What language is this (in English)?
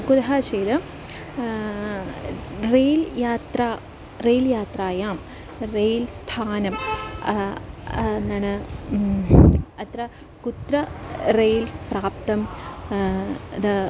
Sanskrit